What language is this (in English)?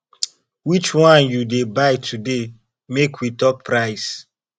Nigerian Pidgin